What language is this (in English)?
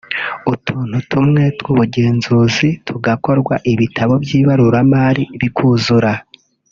Kinyarwanda